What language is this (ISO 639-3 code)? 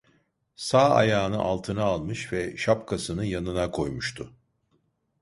tur